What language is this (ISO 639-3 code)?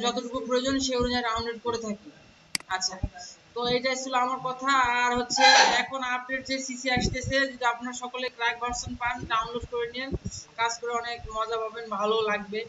ben